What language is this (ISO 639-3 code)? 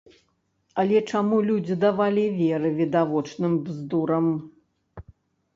bel